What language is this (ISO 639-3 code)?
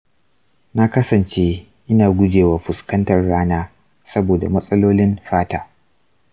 hau